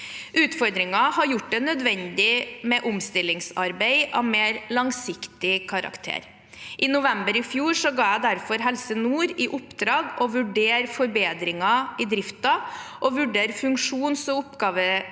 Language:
Norwegian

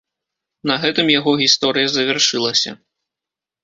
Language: Belarusian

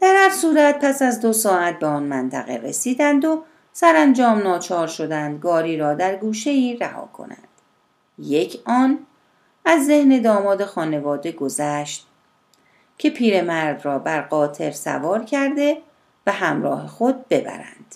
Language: Persian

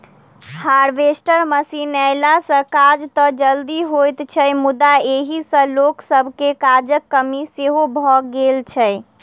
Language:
Maithili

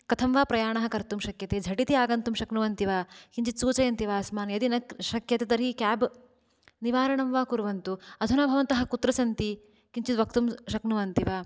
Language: Sanskrit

